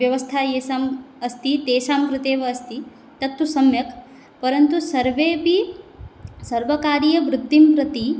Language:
Sanskrit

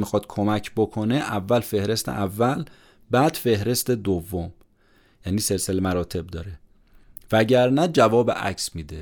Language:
Persian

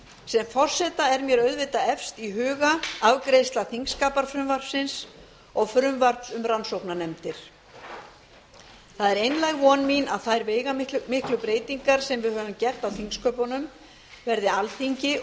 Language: Icelandic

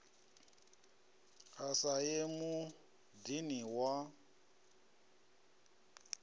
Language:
Venda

